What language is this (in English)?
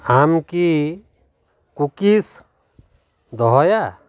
Santali